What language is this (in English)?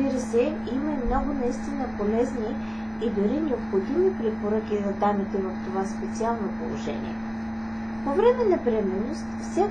Bulgarian